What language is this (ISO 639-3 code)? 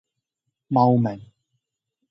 yue